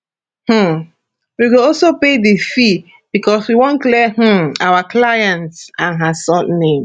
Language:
Nigerian Pidgin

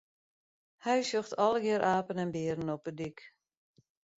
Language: Western Frisian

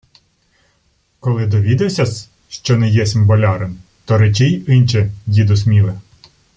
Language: Ukrainian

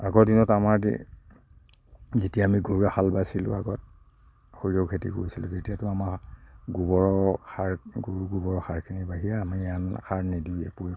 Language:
Assamese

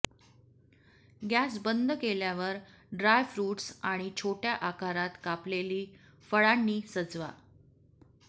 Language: Marathi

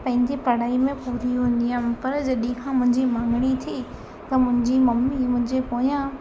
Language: Sindhi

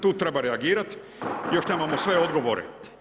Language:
Croatian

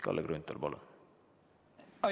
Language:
Estonian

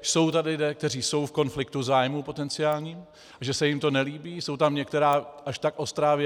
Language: Czech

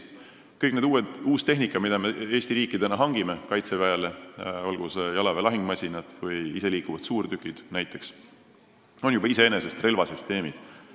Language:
Estonian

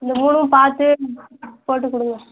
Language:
Tamil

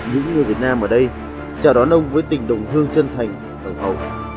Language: Vietnamese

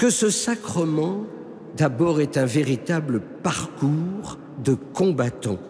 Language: French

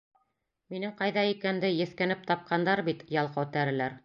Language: Bashkir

